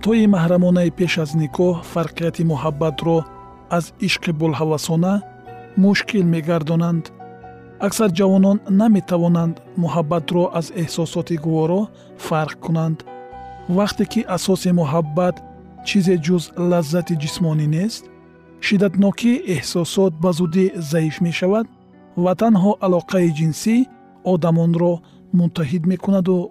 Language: Persian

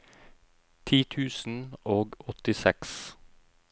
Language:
Norwegian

